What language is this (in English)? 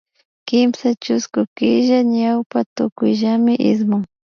Imbabura Highland Quichua